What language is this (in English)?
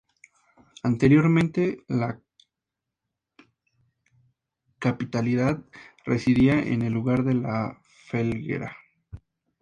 Spanish